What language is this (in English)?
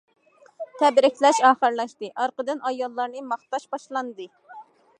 Uyghur